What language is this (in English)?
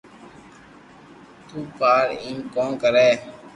Loarki